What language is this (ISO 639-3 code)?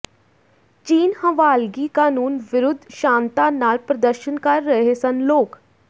pan